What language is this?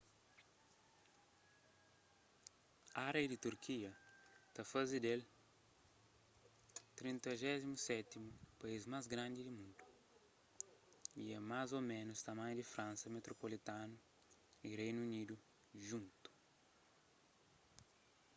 Kabuverdianu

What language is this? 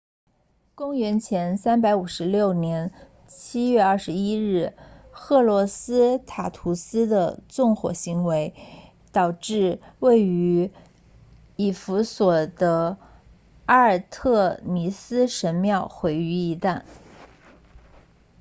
Chinese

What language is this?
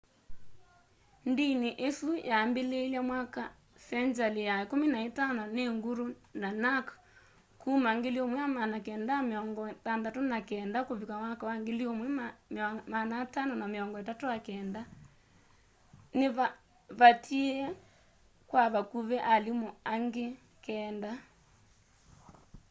Kamba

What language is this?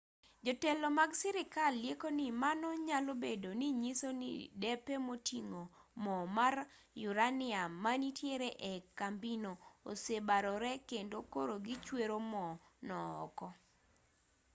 Luo (Kenya and Tanzania)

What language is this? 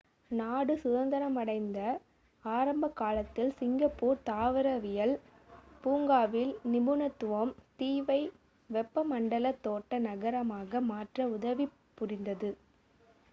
Tamil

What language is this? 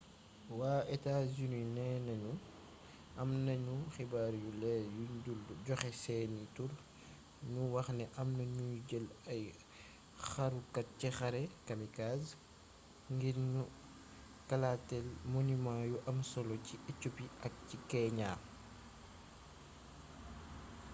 Wolof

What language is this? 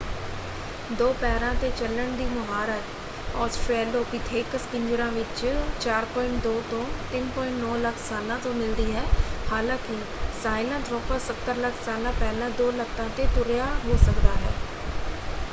Punjabi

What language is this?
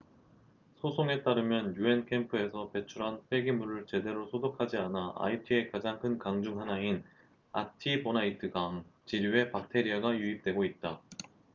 Korean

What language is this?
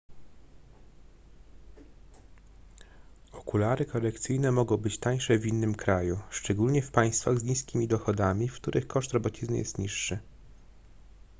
Polish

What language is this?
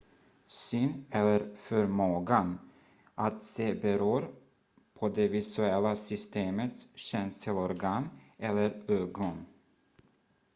Swedish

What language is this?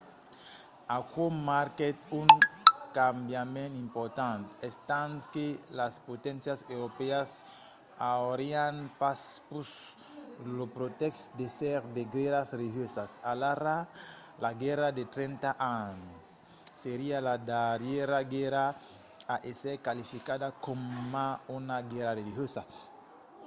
Occitan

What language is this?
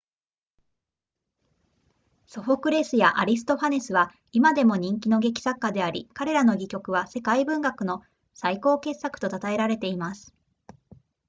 Japanese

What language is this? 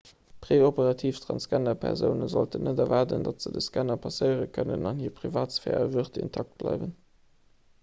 Luxembourgish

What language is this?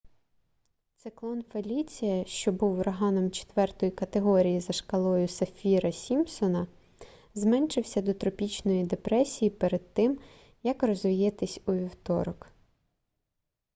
Ukrainian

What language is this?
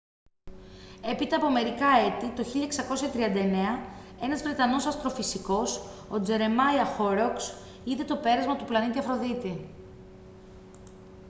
Greek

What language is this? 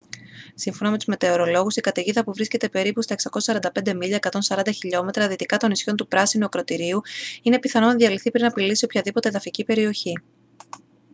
Greek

